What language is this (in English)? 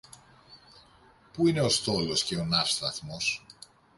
Greek